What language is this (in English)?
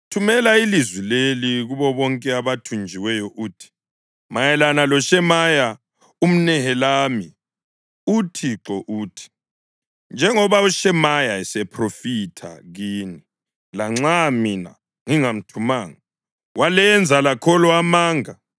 North Ndebele